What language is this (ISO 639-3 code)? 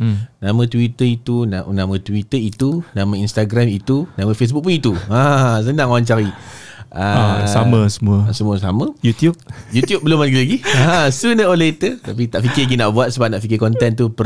msa